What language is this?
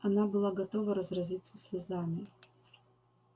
Russian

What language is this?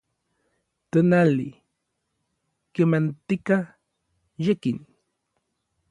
Orizaba Nahuatl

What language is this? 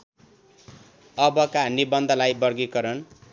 Nepali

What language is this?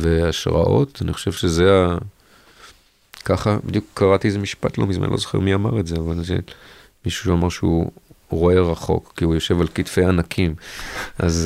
Hebrew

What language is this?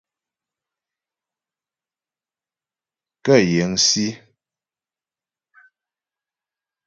Ghomala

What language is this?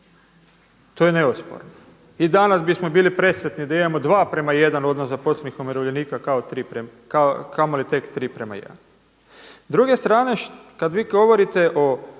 Croatian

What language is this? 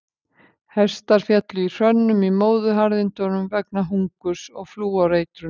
Icelandic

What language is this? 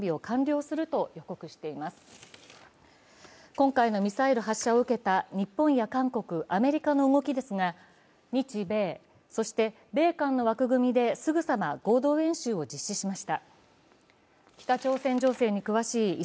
Japanese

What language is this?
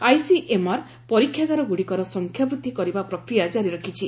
Odia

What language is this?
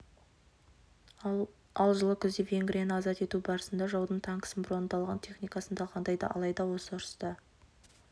Kazakh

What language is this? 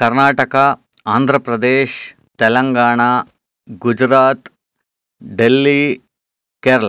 Sanskrit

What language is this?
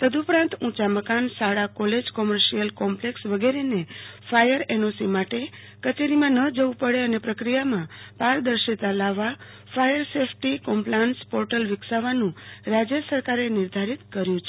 Gujarati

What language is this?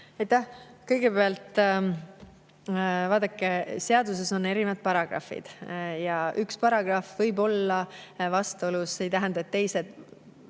Estonian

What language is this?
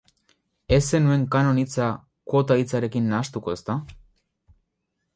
Basque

